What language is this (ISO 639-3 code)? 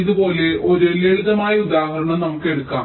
mal